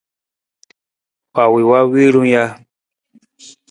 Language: Nawdm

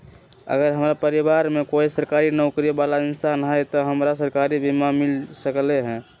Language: Magahi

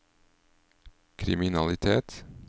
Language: Norwegian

